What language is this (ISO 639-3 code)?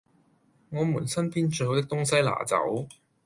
yue